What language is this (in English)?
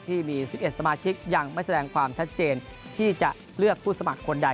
Thai